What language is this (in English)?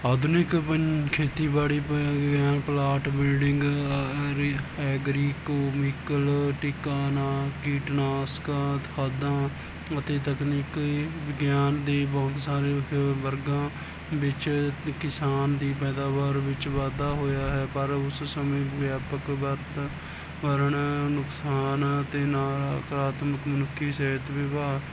Punjabi